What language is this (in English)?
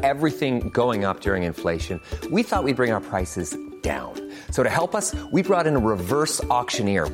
French